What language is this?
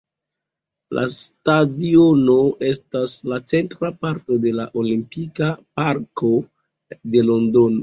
Esperanto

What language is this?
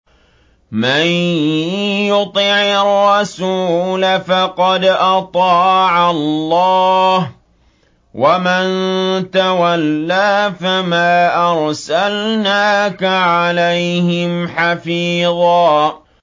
Arabic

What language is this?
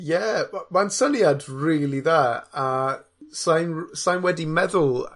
Welsh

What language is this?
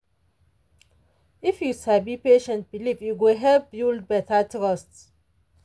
Nigerian Pidgin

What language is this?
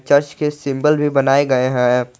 Hindi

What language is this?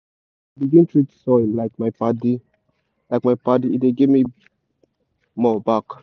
Nigerian Pidgin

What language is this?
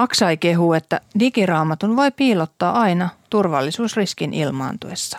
Finnish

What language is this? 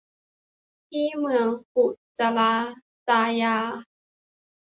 Thai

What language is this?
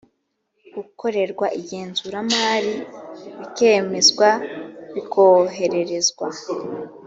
Kinyarwanda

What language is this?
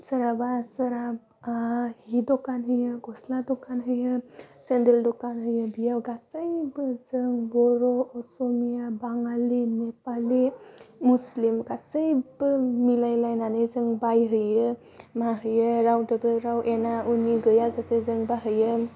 Bodo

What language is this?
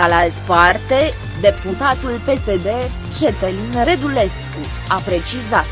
Romanian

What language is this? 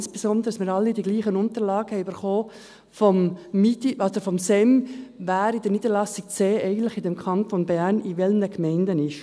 Swiss German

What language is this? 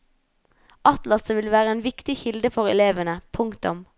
Norwegian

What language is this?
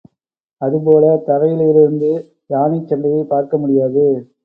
Tamil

